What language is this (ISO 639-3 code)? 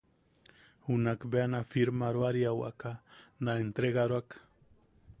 yaq